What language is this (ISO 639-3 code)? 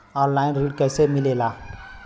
bho